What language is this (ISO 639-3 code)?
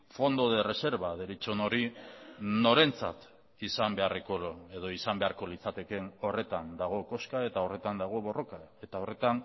eus